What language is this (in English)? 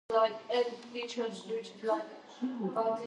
Georgian